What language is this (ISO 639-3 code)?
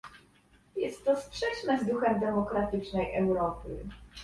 pol